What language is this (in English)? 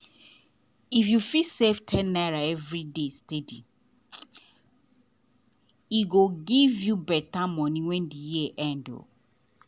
Nigerian Pidgin